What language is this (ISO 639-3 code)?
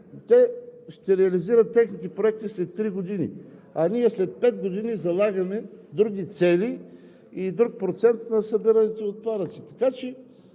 bul